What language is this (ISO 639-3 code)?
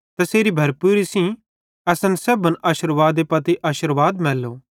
bhd